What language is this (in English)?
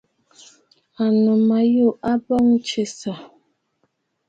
Bafut